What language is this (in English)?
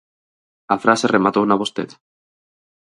Galician